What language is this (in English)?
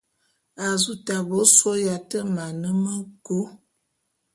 Bulu